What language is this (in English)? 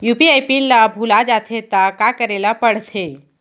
Chhattisgarhi